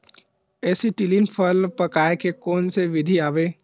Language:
Chhattisgarhi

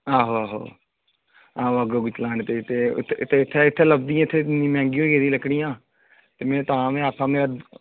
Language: Dogri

